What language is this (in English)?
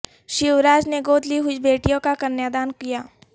Urdu